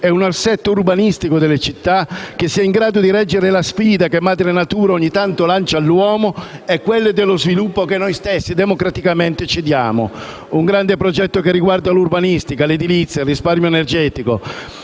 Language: Italian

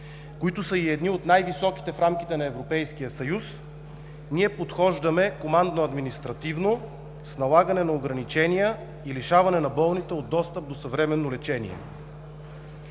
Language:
Bulgarian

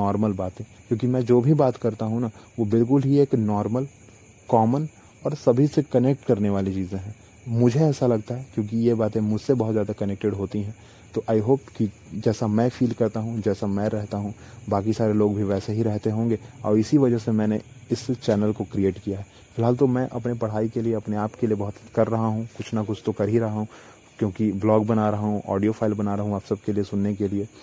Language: Hindi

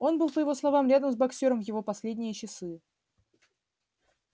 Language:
Russian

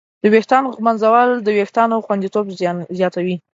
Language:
Pashto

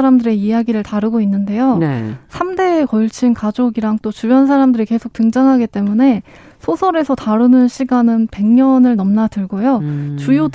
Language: Korean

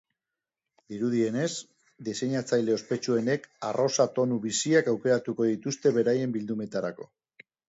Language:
Basque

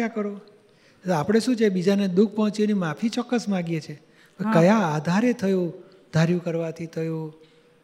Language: Gujarati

